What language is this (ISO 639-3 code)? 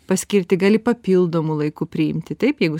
lit